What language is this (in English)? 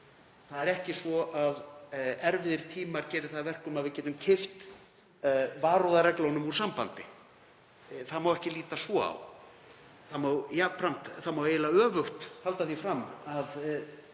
Icelandic